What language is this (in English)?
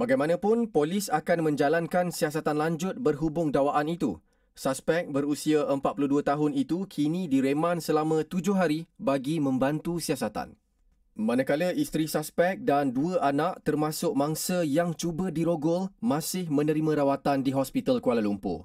Malay